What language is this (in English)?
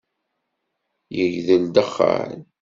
Kabyle